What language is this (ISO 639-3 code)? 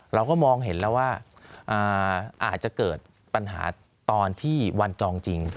tha